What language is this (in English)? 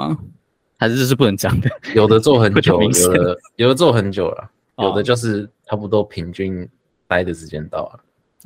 Chinese